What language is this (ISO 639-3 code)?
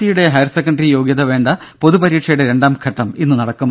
mal